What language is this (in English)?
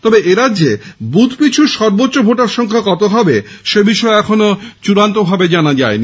Bangla